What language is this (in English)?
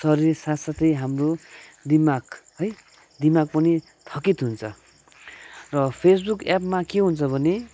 Nepali